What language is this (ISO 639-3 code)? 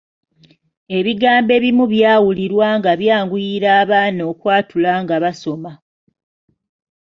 lug